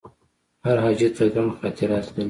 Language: Pashto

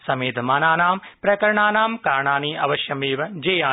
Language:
Sanskrit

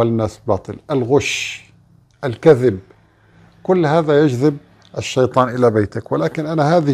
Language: Arabic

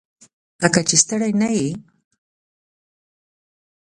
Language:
Pashto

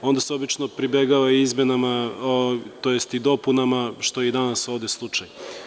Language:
Serbian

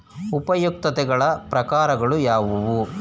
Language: Kannada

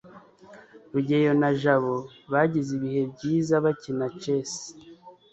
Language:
Kinyarwanda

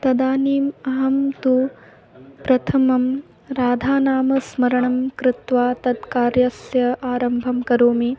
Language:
Sanskrit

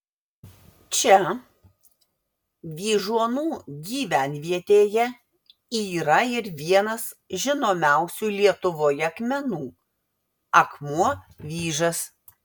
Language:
Lithuanian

